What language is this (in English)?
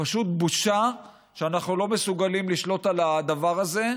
Hebrew